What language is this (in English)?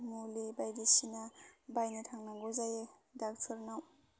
Bodo